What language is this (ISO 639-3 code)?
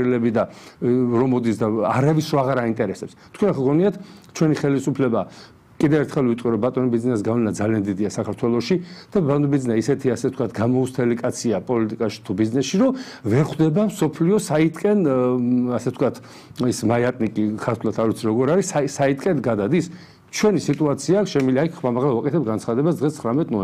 ron